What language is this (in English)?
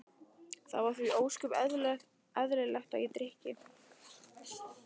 Icelandic